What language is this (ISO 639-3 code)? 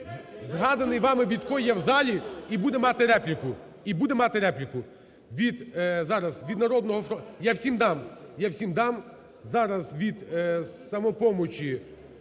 ukr